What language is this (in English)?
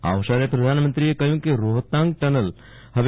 Gujarati